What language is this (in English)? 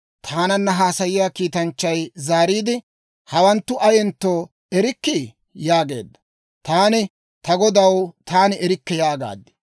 Dawro